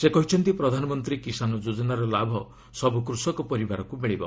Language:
Odia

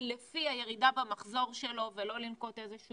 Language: Hebrew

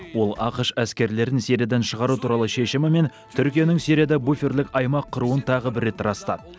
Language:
Kazakh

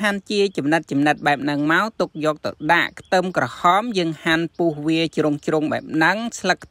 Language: Vietnamese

